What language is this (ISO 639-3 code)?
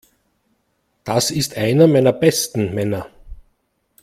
deu